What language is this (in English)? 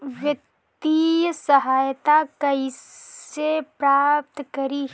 Bhojpuri